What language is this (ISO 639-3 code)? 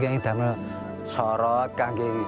ind